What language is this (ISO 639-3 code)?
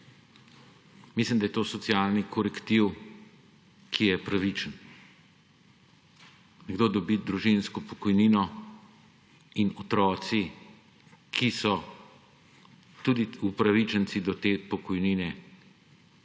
slv